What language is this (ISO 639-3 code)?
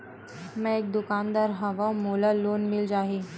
hne